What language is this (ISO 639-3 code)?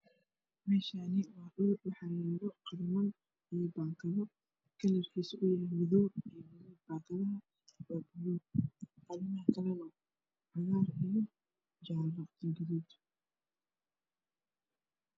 som